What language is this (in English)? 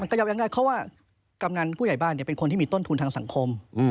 Thai